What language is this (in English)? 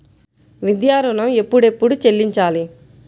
Telugu